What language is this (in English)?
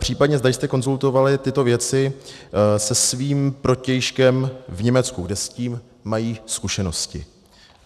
Czech